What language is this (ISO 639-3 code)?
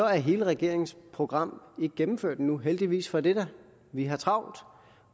dan